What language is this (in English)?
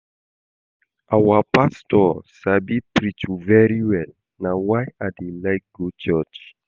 Nigerian Pidgin